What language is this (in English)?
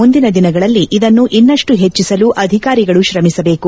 Kannada